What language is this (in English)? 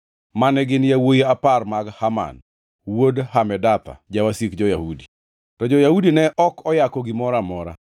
Luo (Kenya and Tanzania)